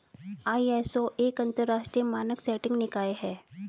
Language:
Hindi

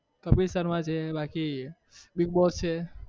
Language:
Gujarati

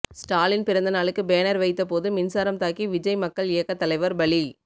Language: Tamil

